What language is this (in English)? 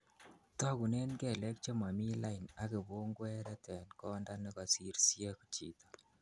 Kalenjin